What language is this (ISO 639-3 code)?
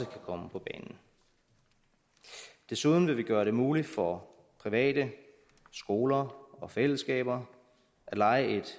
dan